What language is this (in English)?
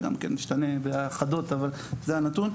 Hebrew